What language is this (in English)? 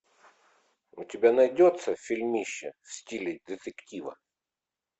Russian